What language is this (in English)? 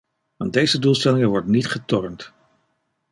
Dutch